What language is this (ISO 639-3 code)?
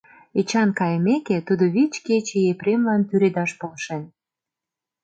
chm